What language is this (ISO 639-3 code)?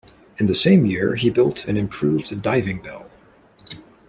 eng